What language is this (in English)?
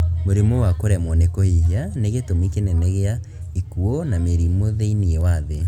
Kikuyu